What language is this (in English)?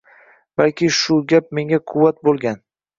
Uzbek